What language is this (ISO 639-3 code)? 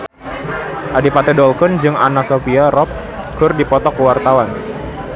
sun